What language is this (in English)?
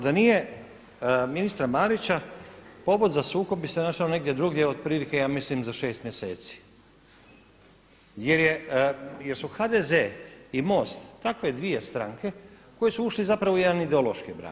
Croatian